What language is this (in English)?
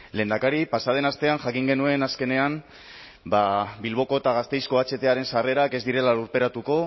Basque